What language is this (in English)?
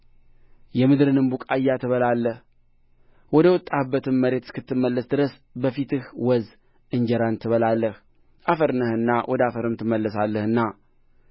Amharic